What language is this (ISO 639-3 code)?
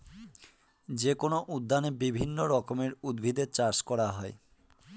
ben